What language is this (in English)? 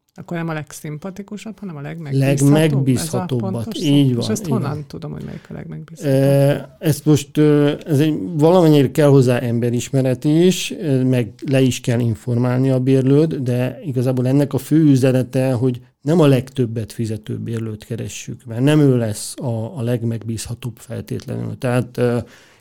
Hungarian